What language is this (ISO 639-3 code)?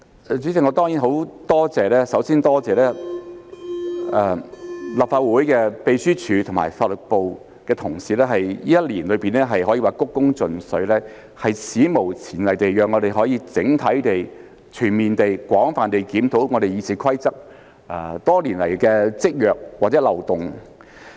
yue